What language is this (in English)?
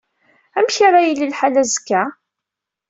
Kabyle